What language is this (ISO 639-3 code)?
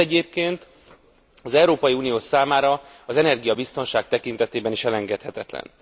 hun